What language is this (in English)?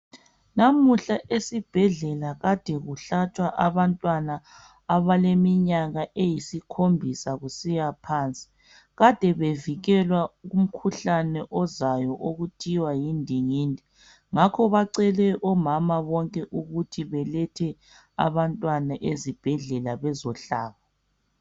North Ndebele